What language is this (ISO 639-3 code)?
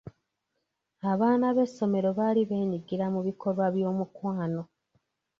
lug